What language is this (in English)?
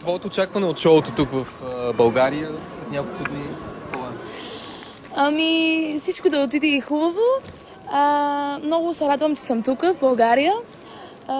Bulgarian